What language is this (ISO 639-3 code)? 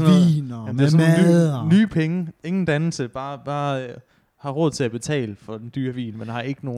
dan